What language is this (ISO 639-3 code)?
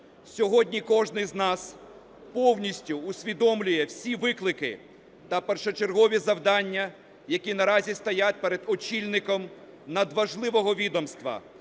ukr